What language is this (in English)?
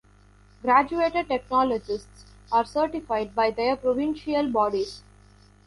English